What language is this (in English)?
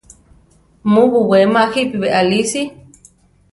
Central Tarahumara